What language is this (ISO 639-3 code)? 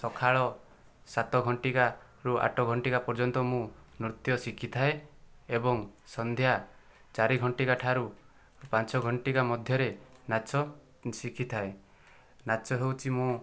ori